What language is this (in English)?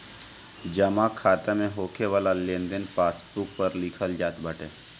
Bhojpuri